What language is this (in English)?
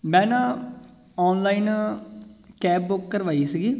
Punjabi